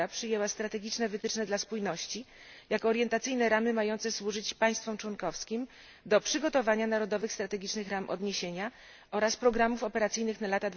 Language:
Polish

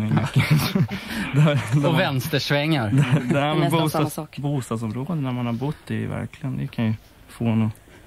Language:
Swedish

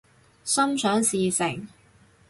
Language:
Cantonese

